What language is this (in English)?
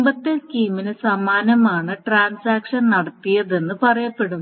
Malayalam